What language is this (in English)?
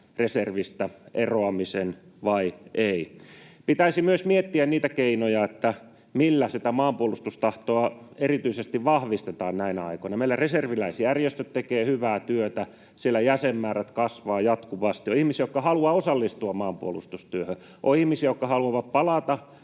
Finnish